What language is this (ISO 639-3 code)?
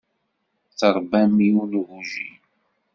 kab